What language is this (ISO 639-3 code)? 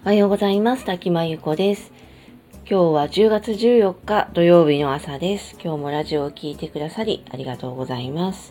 jpn